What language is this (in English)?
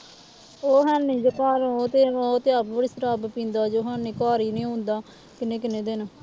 Punjabi